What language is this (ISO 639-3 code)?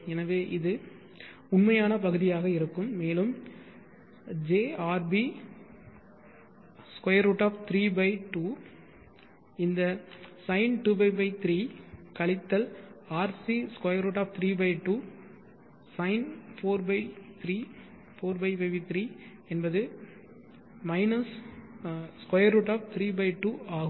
tam